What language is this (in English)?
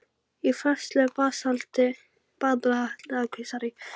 Icelandic